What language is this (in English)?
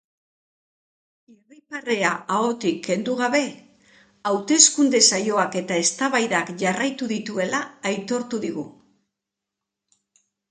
Basque